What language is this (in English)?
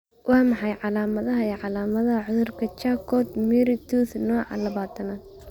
Somali